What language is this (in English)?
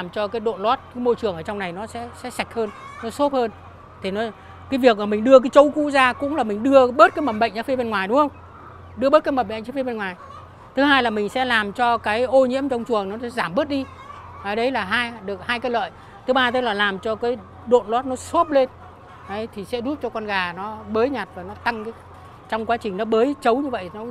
Vietnamese